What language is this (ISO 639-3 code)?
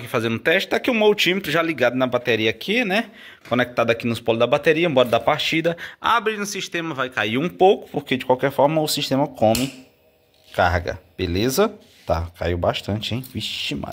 por